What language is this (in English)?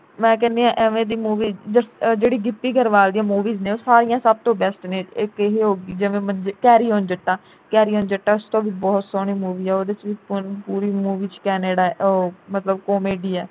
Punjabi